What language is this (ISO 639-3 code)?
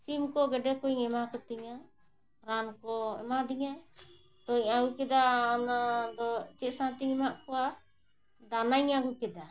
sat